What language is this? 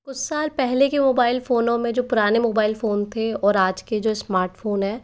Hindi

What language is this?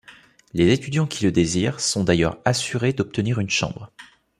French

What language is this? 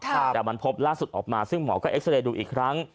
Thai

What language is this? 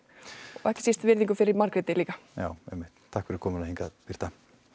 Icelandic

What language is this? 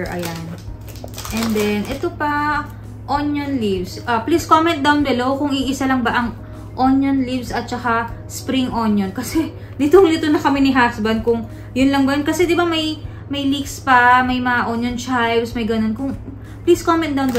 Filipino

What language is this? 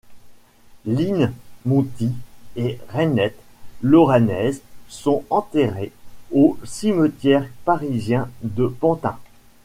French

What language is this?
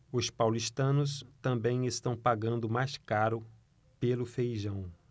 Portuguese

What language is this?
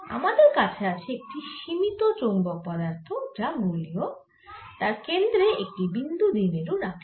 Bangla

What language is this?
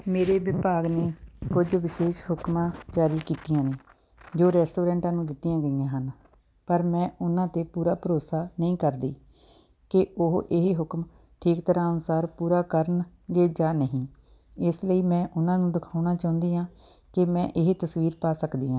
Punjabi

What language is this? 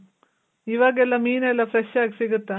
Kannada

